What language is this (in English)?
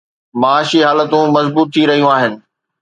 Sindhi